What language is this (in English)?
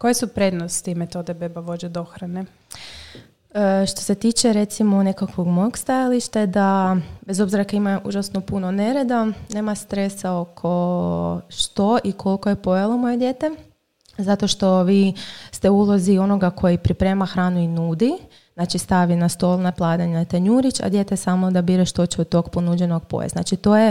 Croatian